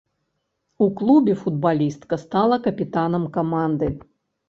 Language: Belarusian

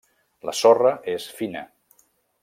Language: Catalan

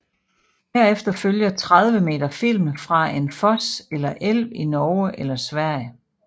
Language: Danish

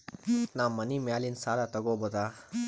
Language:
Kannada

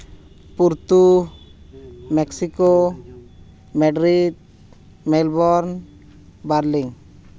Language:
Santali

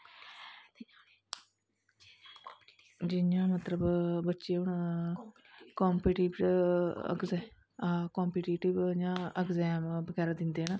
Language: Dogri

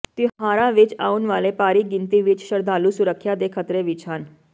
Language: Punjabi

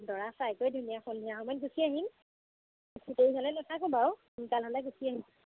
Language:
Assamese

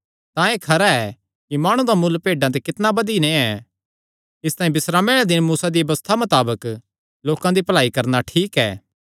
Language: Kangri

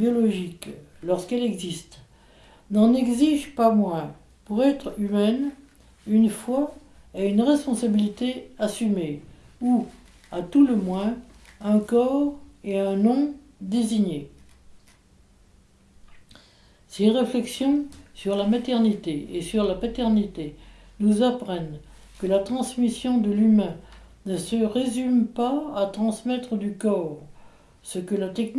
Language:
French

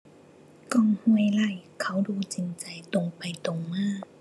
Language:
Thai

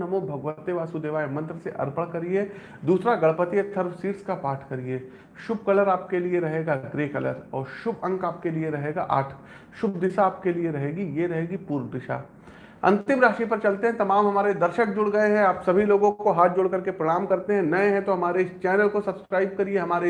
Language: Hindi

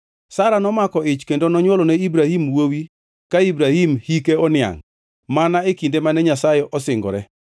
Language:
Luo (Kenya and Tanzania)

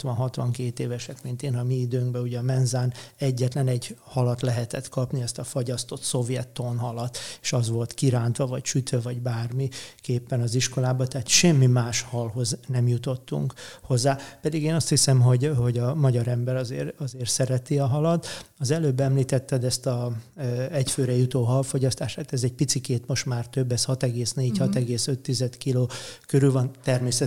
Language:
Hungarian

